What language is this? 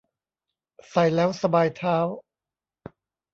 Thai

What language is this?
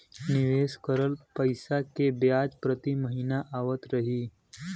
Bhojpuri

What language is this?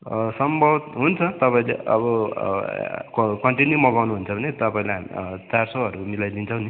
Nepali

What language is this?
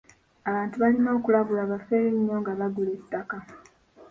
Ganda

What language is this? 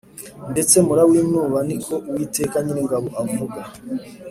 Kinyarwanda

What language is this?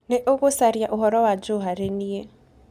Kikuyu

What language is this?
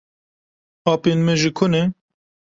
Kurdish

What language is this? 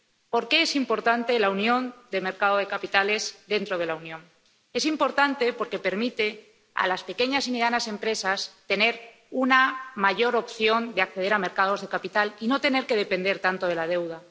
Spanish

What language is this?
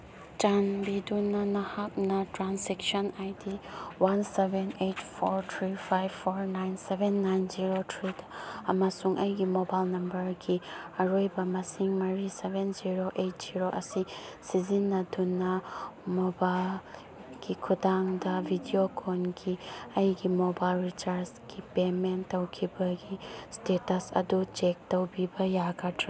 Manipuri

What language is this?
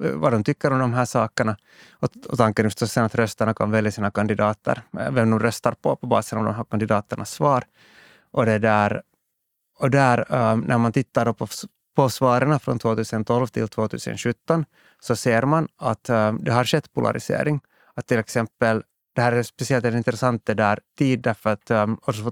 Swedish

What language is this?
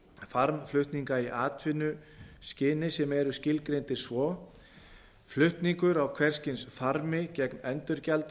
Icelandic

